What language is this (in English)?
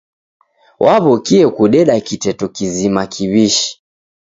Taita